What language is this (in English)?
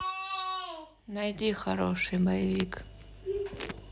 Russian